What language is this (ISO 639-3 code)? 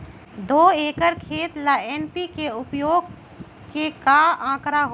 mag